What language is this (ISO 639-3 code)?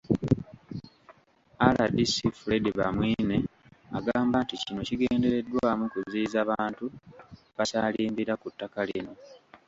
lug